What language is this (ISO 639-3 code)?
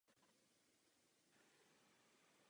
ces